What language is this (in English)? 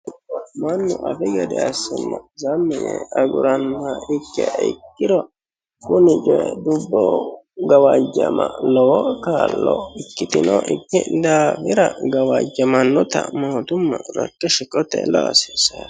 Sidamo